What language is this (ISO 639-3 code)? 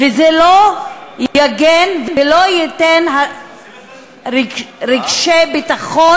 heb